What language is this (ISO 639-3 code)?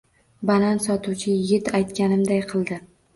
uzb